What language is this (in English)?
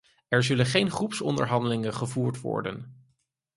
Dutch